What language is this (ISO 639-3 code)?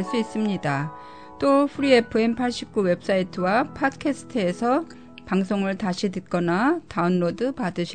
kor